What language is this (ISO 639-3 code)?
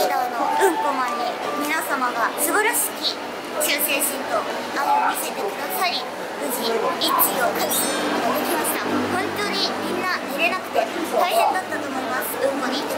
jpn